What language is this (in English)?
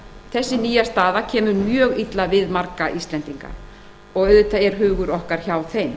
Icelandic